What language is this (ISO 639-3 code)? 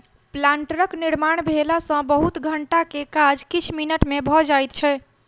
mai